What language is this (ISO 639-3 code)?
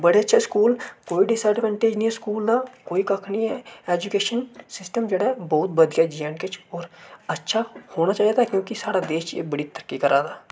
doi